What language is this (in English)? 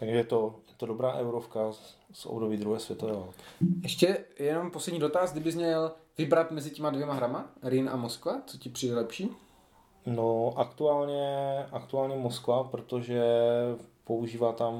Czech